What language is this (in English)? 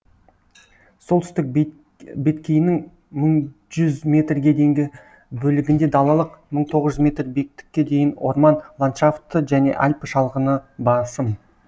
Kazakh